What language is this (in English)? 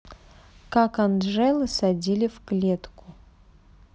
Russian